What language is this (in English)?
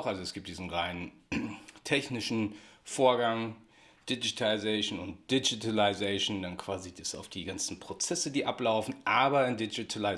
German